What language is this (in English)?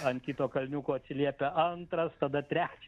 Lithuanian